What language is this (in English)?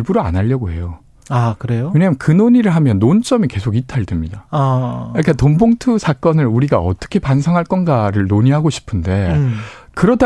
Korean